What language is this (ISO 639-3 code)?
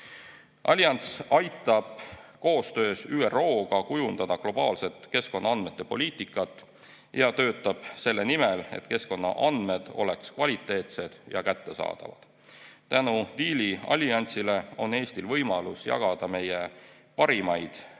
est